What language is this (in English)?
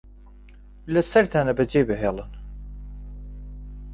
Central Kurdish